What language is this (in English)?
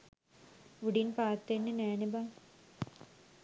Sinhala